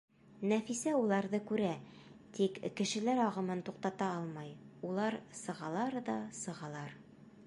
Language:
Bashkir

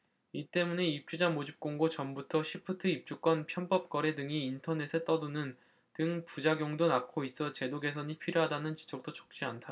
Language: Korean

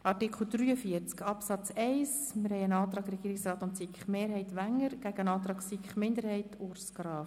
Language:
Swiss German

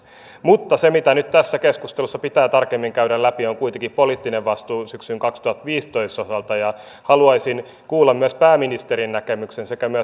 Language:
Finnish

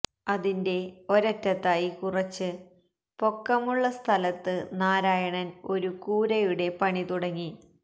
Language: Malayalam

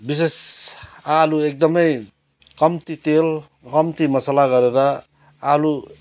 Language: Nepali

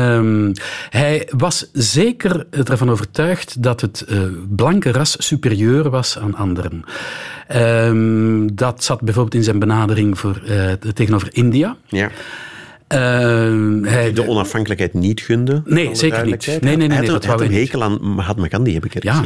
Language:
Dutch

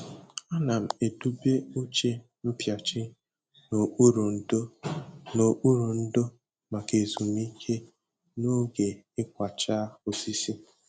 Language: Igbo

